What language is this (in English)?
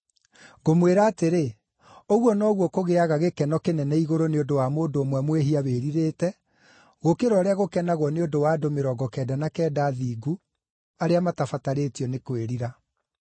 Kikuyu